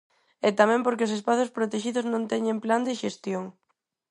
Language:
Galician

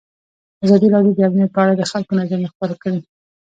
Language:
Pashto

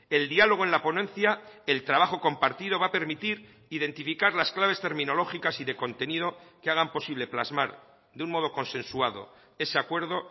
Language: Spanish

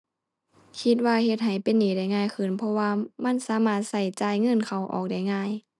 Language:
Thai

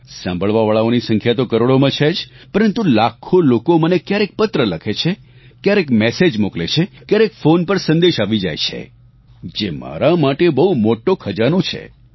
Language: Gujarati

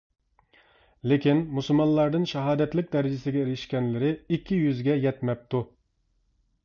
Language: Uyghur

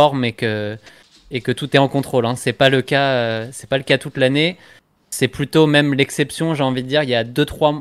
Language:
French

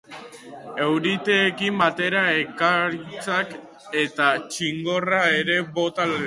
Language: Basque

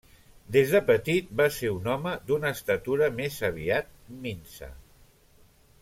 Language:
Catalan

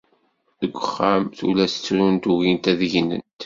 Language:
Kabyle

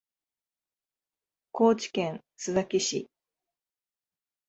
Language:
Japanese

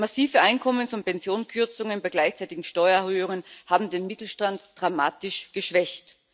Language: German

